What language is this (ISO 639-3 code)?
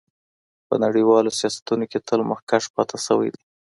pus